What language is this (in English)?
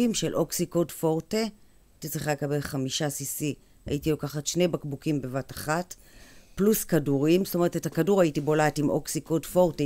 Hebrew